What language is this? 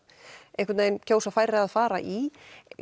Icelandic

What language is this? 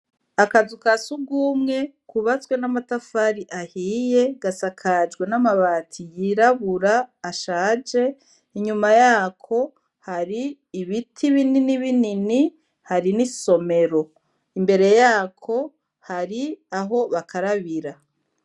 Rundi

